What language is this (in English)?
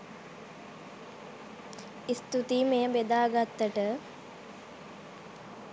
Sinhala